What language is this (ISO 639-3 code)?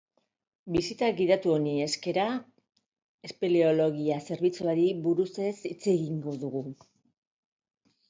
eus